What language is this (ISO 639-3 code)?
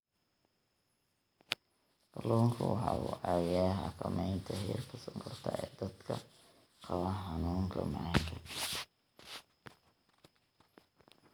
som